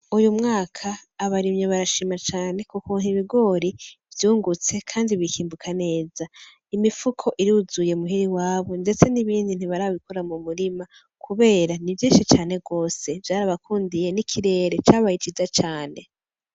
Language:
Rundi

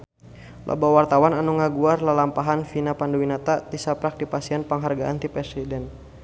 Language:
Sundanese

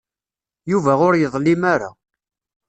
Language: Kabyle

